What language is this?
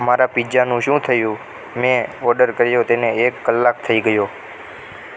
Gujarati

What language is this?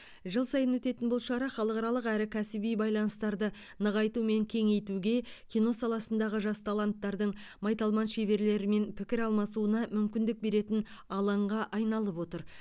Kazakh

